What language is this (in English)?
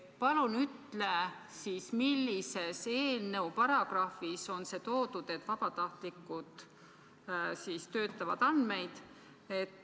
Estonian